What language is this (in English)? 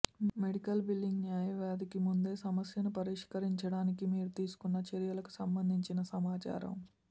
Telugu